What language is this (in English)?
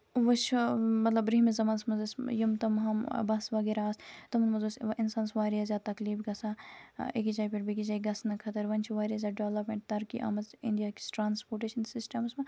Kashmiri